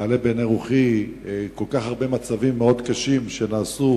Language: Hebrew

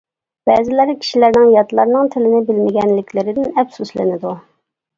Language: Uyghur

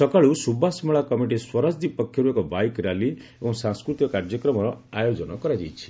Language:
Odia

